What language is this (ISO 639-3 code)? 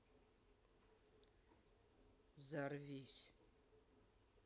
rus